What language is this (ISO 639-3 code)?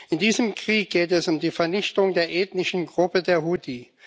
deu